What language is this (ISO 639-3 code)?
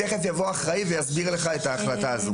heb